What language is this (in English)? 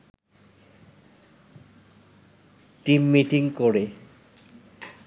Bangla